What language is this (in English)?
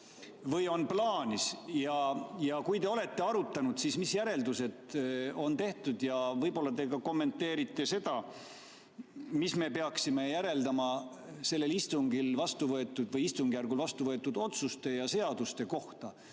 Estonian